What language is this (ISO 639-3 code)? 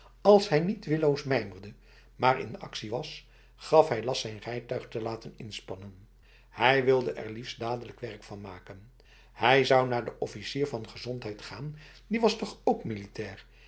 nld